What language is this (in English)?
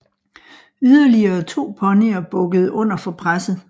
Danish